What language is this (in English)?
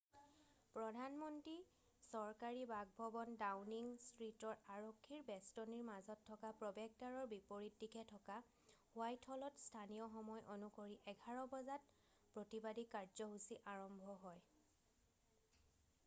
Assamese